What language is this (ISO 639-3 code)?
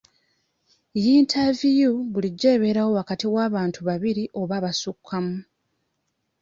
lug